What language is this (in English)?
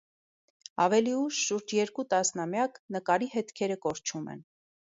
Armenian